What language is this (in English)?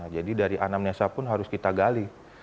Indonesian